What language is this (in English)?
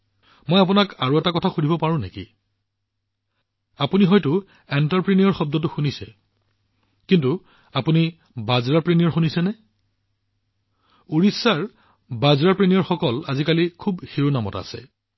Assamese